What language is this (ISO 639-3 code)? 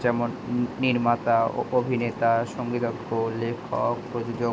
ben